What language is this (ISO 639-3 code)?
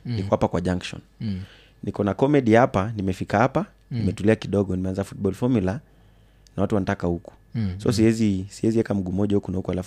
swa